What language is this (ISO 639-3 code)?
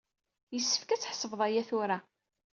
kab